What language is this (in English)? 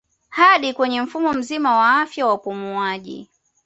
Swahili